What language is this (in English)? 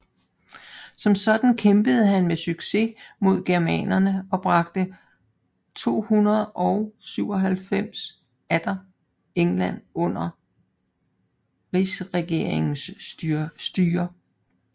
Danish